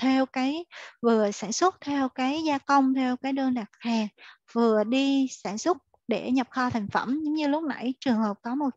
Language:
Vietnamese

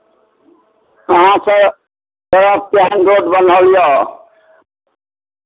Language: Maithili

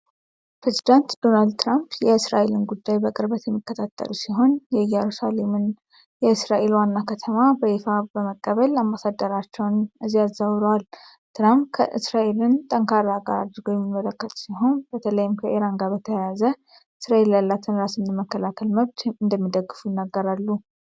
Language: Amharic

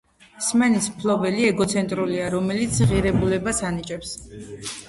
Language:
Georgian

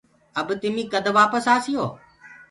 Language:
Gurgula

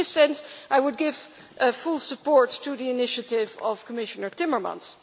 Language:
English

